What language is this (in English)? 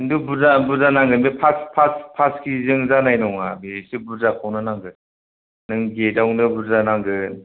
Bodo